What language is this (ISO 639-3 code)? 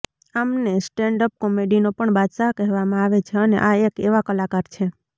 guj